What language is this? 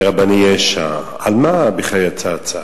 Hebrew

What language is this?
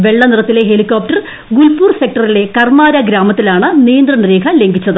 Malayalam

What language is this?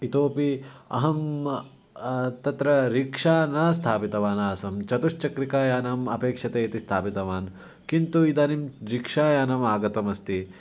Sanskrit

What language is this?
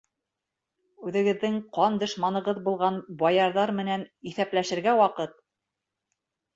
Bashkir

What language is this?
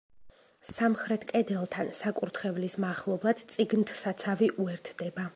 Georgian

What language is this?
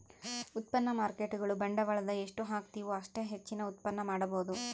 Kannada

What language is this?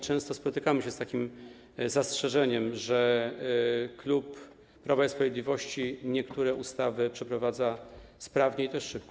Polish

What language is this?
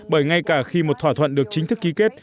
Vietnamese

